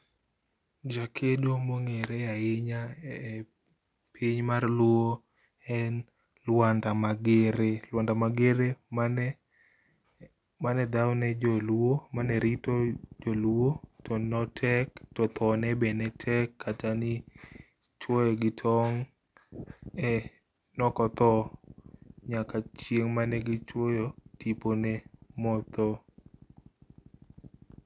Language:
Luo (Kenya and Tanzania)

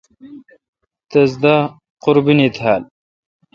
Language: Kalkoti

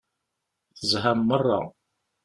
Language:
Kabyle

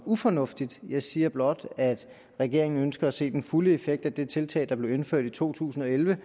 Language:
Danish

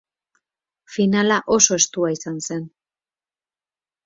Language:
Basque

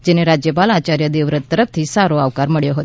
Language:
Gujarati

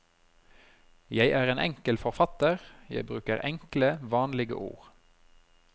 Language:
Norwegian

